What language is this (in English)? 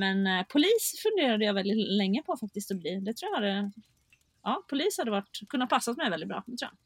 Swedish